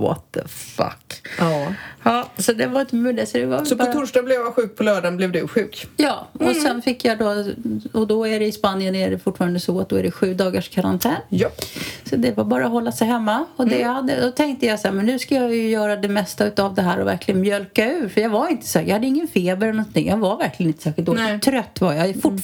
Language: Swedish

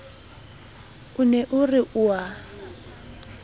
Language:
Southern Sotho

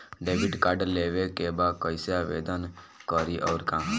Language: Bhojpuri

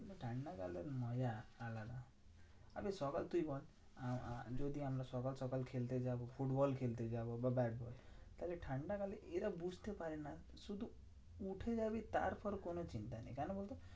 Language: Bangla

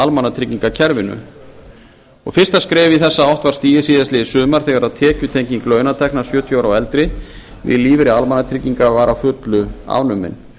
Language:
Icelandic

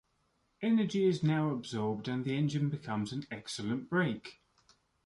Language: English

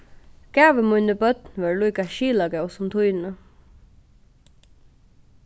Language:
Faroese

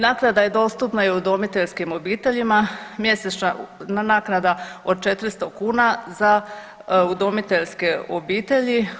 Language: Croatian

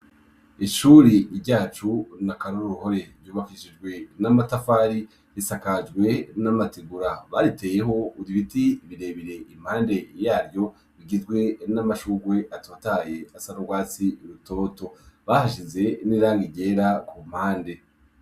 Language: Rundi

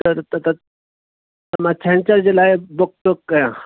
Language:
Sindhi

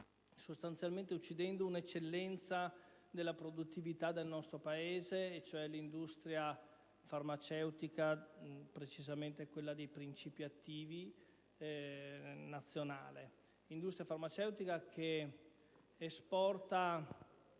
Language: Italian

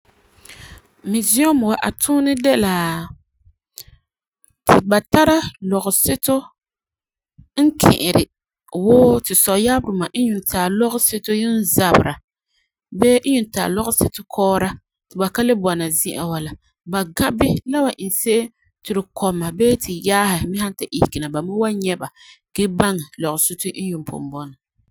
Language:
Frafra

